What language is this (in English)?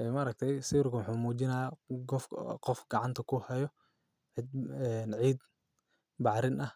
Somali